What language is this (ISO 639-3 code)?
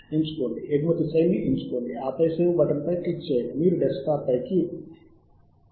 tel